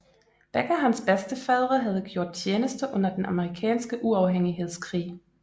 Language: Danish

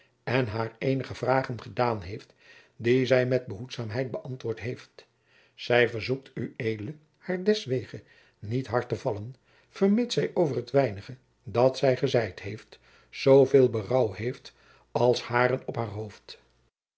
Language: Dutch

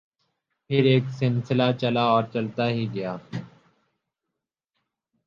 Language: Urdu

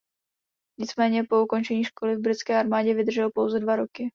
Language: Czech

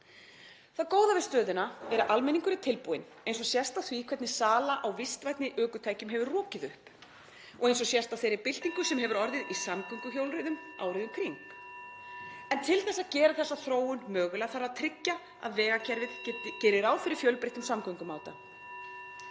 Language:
Icelandic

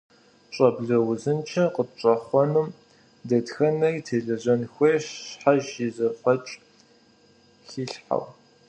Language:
Kabardian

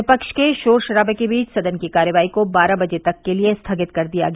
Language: Hindi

